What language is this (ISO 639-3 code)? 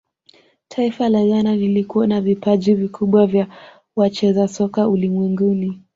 swa